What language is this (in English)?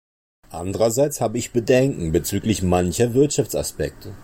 German